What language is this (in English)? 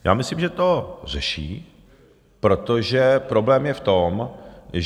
Czech